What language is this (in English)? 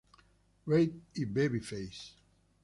Spanish